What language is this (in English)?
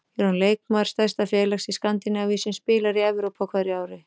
Icelandic